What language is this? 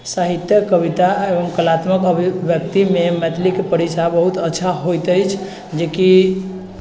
Maithili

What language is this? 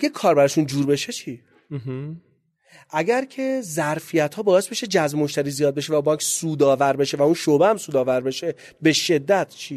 Persian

